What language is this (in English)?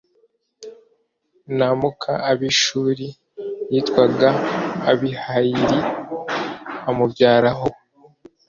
Kinyarwanda